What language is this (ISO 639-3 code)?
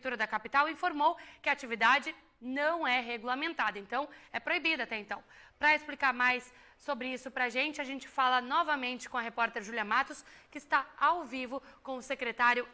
por